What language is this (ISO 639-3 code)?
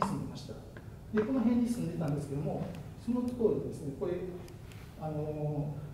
jpn